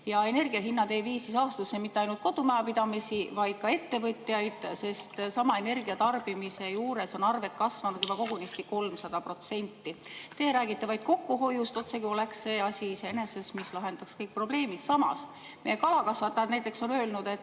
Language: Estonian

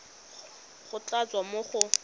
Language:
Tswana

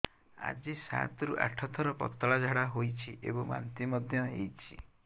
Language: Odia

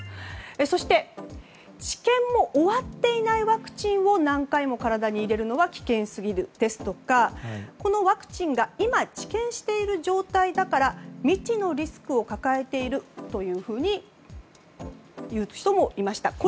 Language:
Japanese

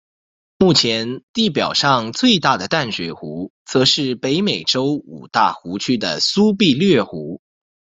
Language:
Chinese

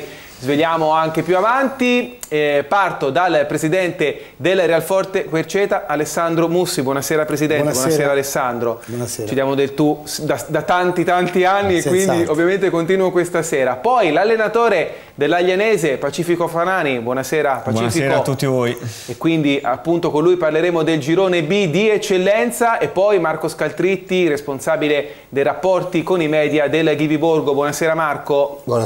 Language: Italian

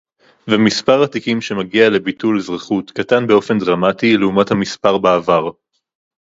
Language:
Hebrew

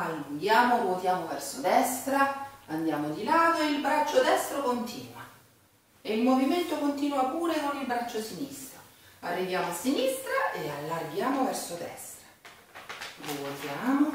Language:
Italian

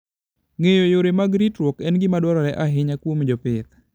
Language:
Luo (Kenya and Tanzania)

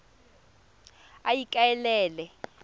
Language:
Tswana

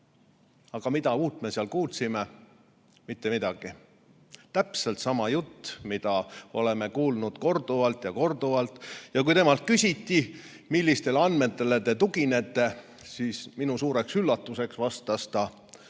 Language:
Estonian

